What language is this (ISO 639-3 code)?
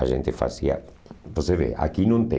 por